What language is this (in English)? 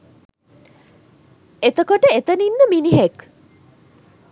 Sinhala